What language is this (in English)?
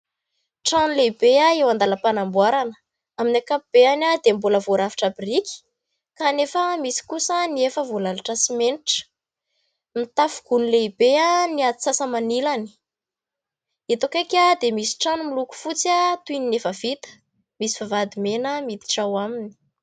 Malagasy